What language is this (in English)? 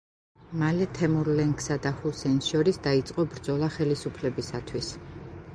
Georgian